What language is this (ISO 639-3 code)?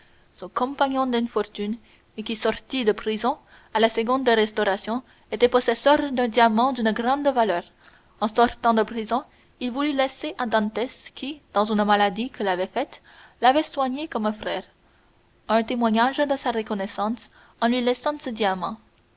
fra